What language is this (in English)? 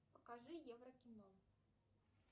Russian